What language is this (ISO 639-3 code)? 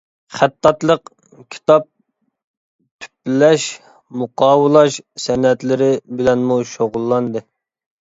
uig